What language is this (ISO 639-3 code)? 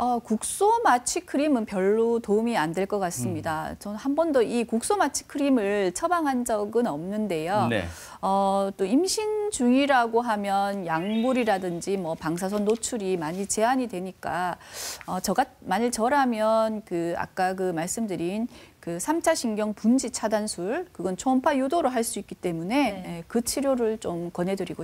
kor